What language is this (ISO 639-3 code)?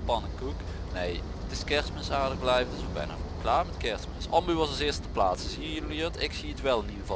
nld